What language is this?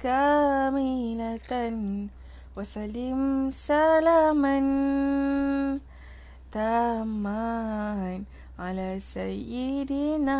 Malay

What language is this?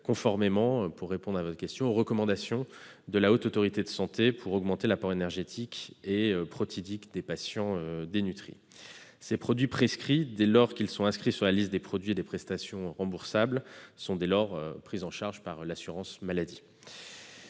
French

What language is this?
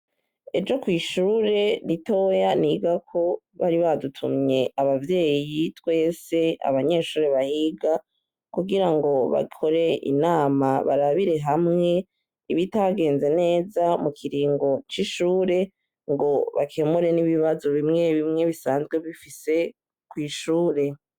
Rundi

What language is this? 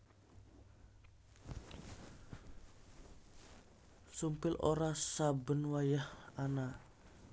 Javanese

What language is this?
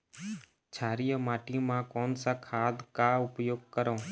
Chhattisgarhi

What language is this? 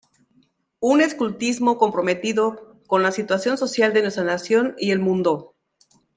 Spanish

